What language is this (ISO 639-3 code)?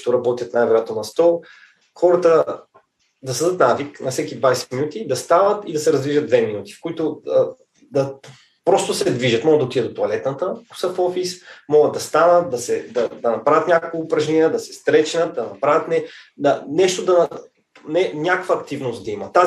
bul